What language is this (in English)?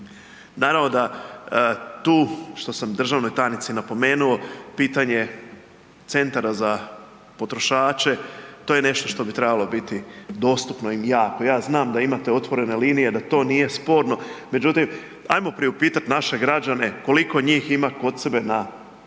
Croatian